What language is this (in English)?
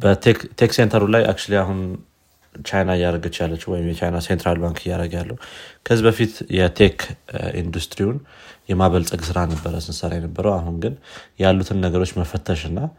Amharic